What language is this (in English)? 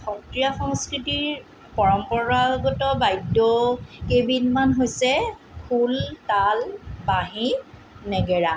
Assamese